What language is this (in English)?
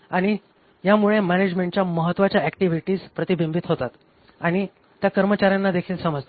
Marathi